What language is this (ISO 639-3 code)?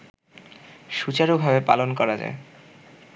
ben